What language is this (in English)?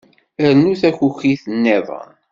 Kabyle